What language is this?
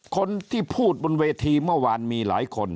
Thai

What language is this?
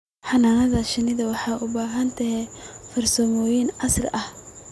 Somali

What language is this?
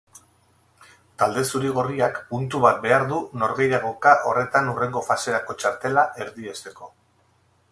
Basque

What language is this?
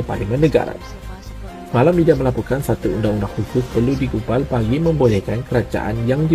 Malay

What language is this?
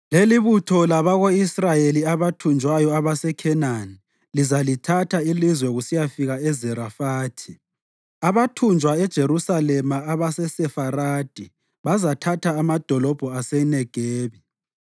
North Ndebele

